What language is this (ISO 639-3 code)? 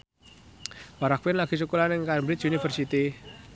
jav